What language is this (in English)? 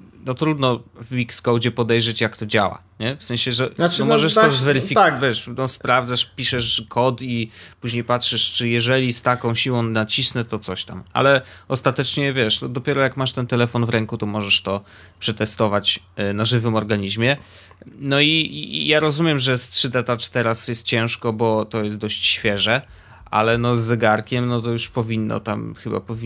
Polish